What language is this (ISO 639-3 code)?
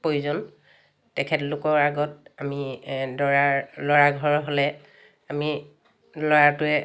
asm